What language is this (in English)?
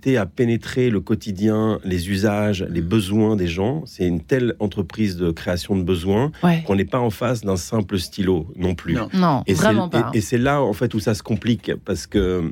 French